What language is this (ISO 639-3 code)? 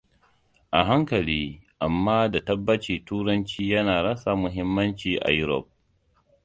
hau